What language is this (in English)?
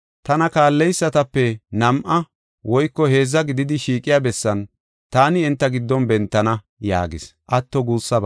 Gofa